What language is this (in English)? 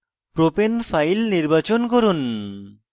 Bangla